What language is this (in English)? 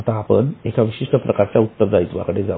Marathi